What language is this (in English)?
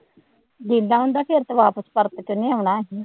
Punjabi